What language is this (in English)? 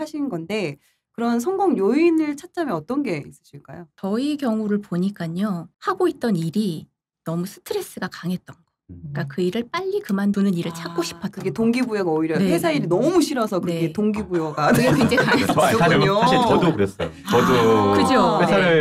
Korean